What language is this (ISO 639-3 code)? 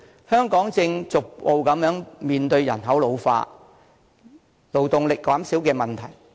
yue